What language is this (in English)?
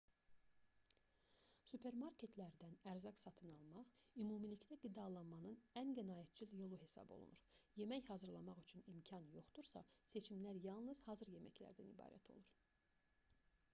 Azerbaijani